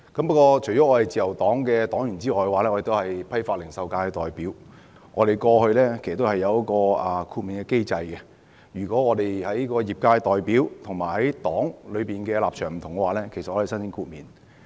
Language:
Cantonese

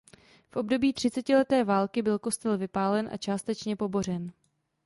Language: Czech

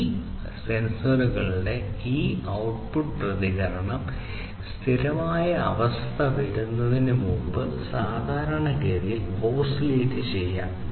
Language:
Malayalam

